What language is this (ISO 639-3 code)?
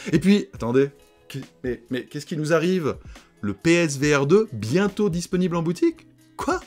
fra